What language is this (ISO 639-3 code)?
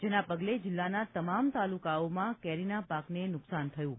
guj